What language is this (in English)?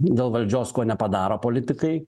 Lithuanian